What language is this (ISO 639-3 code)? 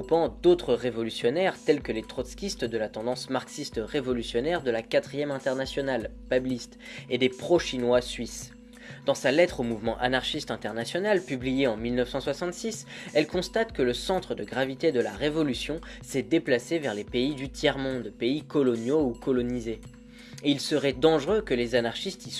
fra